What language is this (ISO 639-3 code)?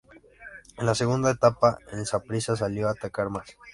spa